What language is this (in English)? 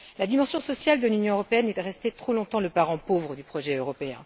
French